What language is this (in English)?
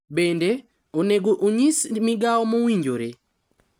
Luo (Kenya and Tanzania)